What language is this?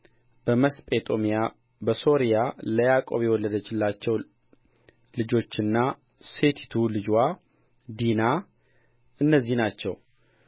Amharic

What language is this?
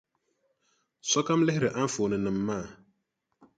Dagbani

